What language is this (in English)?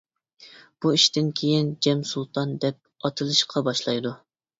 Uyghur